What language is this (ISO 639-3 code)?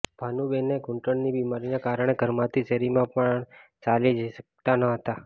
guj